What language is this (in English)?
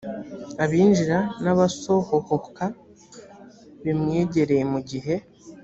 Kinyarwanda